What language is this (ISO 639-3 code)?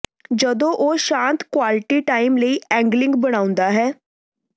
pan